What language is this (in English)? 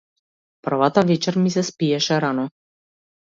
Macedonian